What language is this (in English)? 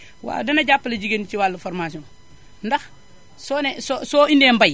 Wolof